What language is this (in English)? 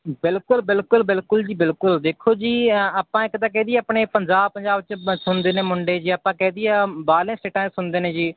Punjabi